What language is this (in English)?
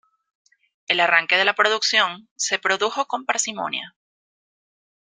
Spanish